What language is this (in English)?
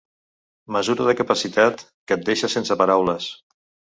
Catalan